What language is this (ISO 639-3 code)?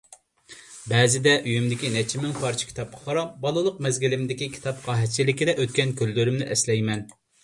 uig